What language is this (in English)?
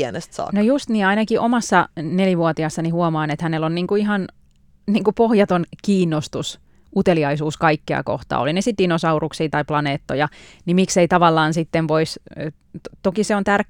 Finnish